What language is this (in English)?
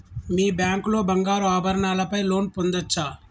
Telugu